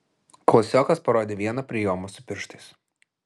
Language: Lithuanian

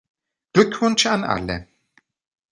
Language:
German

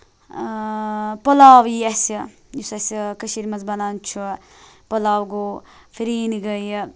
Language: Kashmiri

